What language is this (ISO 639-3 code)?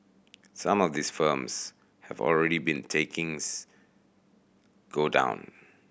eng